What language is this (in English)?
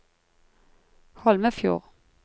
Norwegian